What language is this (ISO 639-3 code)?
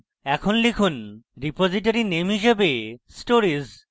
ben